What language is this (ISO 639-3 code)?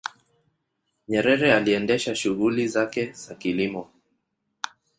swa